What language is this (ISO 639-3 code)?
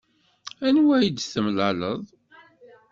kab